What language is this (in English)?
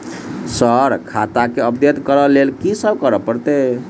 Maithili